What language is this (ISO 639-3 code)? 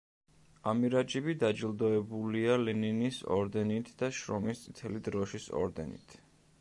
kat